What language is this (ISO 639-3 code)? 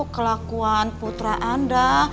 ind